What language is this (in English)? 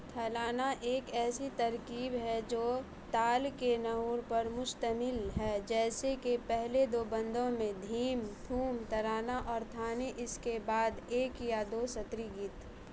Urdu